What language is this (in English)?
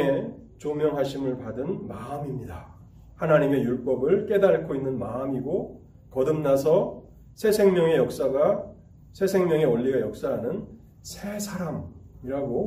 Korean